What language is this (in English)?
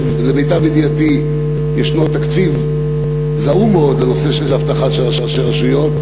Hebrew